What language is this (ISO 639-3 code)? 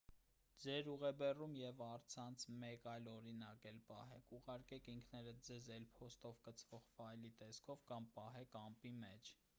hye